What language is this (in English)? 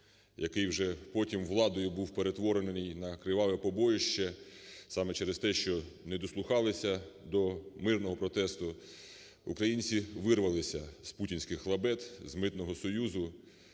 Ukrainian